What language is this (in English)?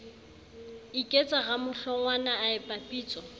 Southern Sotho